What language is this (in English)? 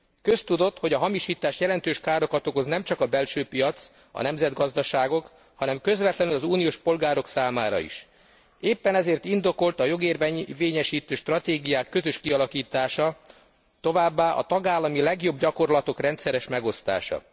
Hungarian